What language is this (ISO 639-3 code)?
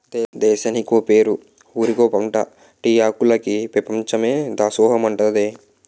tel